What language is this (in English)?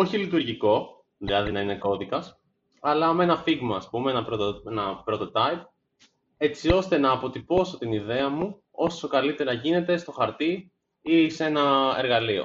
Greek